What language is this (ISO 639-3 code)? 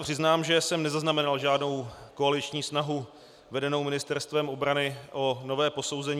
ces